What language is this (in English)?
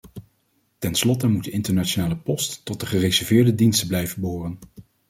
Dutch